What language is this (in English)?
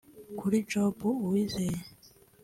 Kinyarwanda